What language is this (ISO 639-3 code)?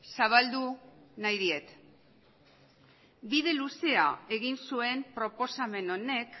eus